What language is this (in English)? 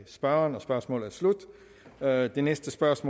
Danish